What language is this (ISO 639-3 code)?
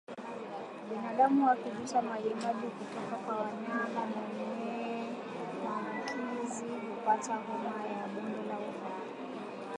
swa